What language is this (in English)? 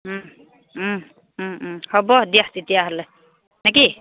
Assamese